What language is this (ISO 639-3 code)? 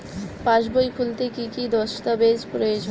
ben